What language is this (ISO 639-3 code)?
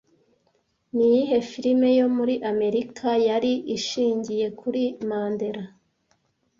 kin